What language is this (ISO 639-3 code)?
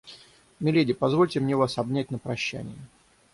rus